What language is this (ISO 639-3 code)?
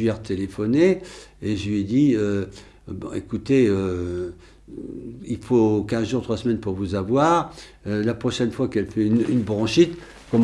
fra